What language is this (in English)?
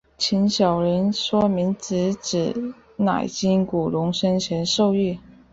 Chinese